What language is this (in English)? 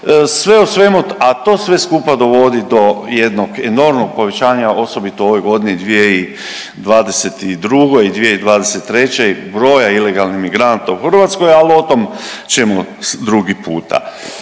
Croatian